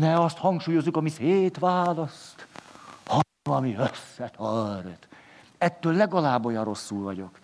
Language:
Hungarian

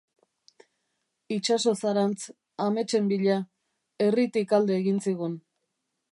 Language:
Basque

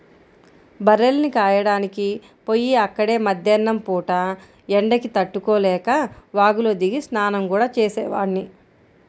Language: Telugu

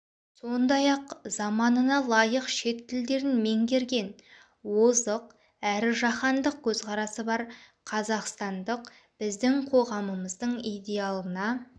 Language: Kazakh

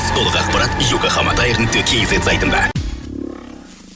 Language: Kazakh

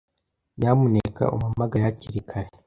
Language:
Kinyarwanda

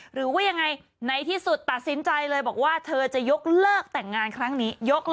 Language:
Thai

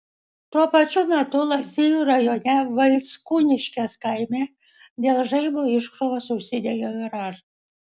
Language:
Lithuanian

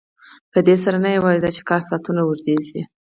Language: Pashto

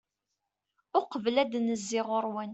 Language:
Kabyle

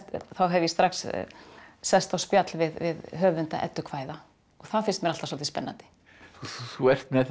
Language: Icelandic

